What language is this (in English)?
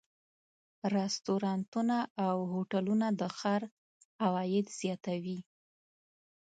Pashto